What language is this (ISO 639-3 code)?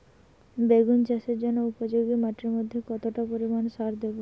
ben